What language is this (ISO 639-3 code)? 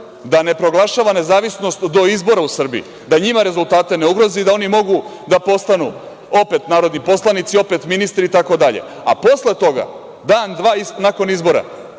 srp